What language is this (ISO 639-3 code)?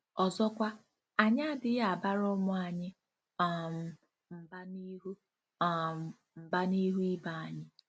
ibo